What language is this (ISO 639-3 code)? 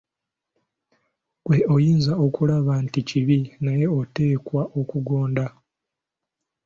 lug